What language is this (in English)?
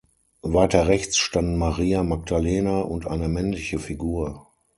German